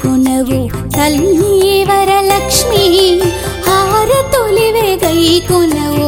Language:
Telugu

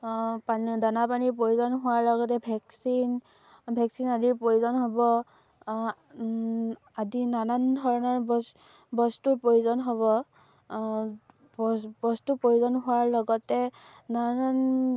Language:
Assamese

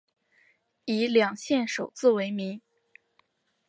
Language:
Chinese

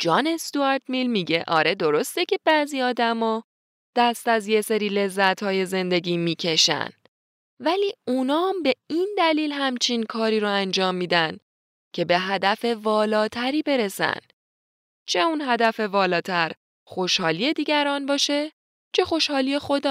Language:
Persian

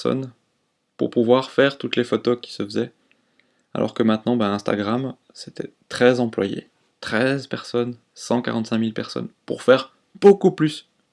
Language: French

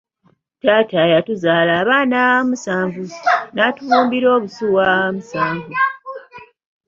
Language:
Ganda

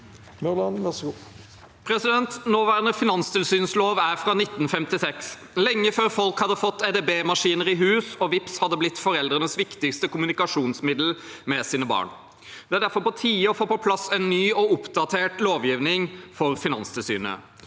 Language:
Norwegian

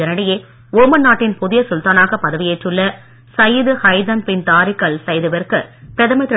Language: Tamil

